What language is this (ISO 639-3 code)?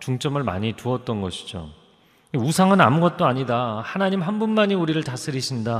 kor